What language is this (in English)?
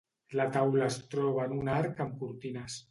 Catalan